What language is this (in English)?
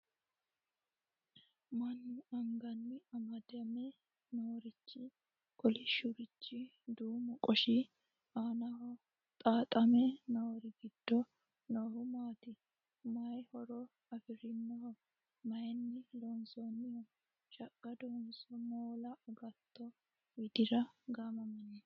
Sidamo